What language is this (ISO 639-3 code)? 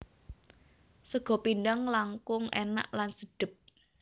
jav